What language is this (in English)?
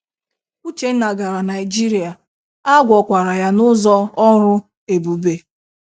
Igbo